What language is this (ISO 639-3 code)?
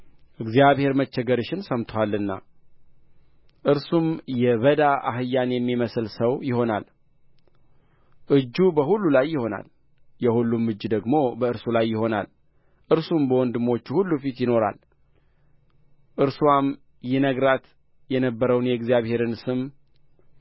amh